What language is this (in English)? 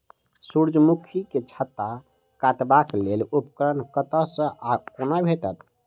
Maithili